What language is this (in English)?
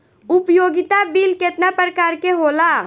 Bhojpuri